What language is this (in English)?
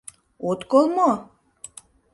Mari